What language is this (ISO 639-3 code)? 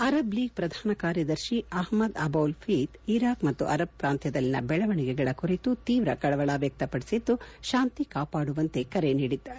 kan